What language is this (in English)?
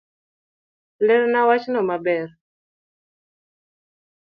Luo (Kenya and Tanzania)